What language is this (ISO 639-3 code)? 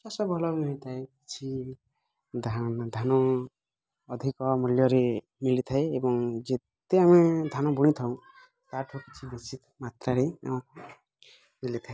ori